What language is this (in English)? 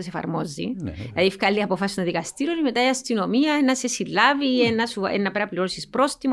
Greek